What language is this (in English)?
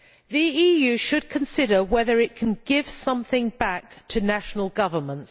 English